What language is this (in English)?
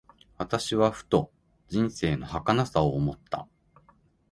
Japanese